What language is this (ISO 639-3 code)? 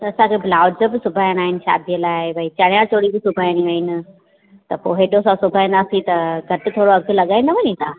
snd